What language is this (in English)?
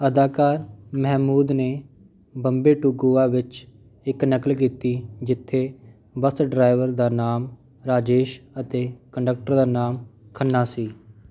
Punjabi